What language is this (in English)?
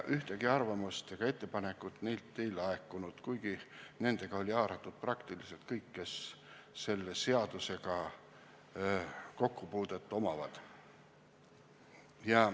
Estonian